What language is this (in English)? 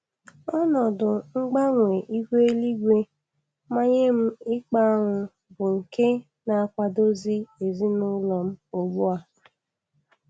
Igbo